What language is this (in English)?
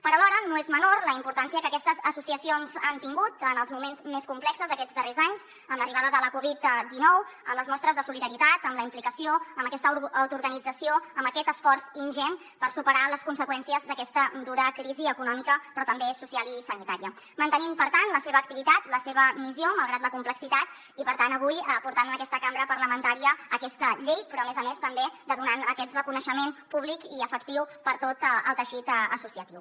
Catalan